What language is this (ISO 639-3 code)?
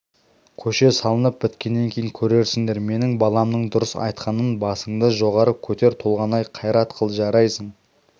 kaz